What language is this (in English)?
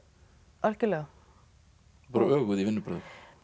Icelandic